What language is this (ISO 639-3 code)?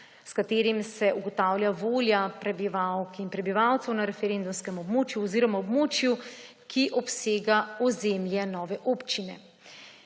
slv